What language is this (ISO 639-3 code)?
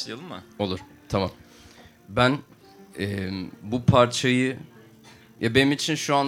tur